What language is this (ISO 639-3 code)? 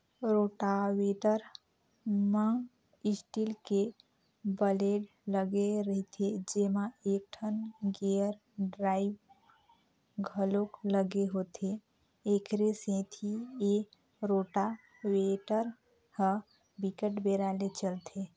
hne